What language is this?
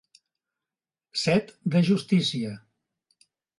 Catalan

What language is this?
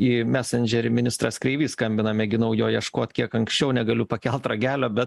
Lithuanian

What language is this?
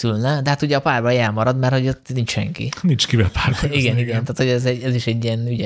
Hungarian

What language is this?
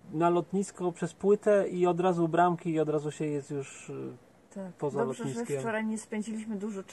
Polish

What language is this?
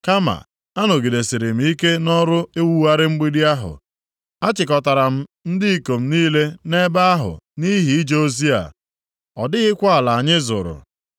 Igbo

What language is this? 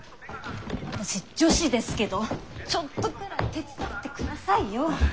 Japanese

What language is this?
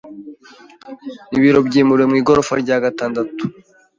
Kinyarwanda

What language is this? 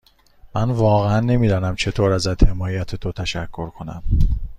Persian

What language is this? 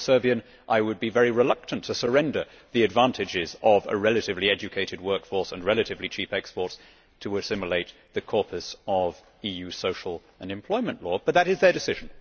English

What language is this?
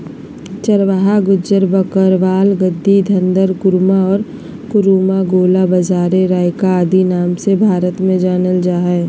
Magahi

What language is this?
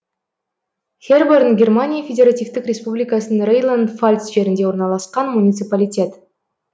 Kazakh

